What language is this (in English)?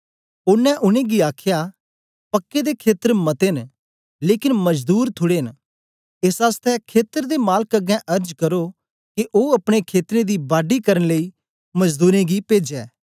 Dogri